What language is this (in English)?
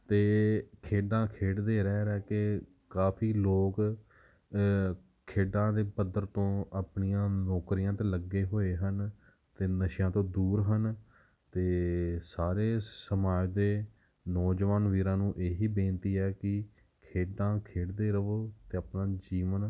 Punjabi